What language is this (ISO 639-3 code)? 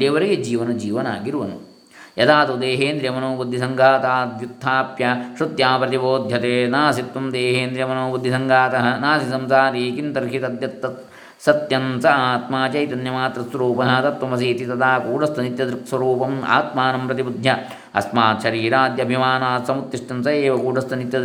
kan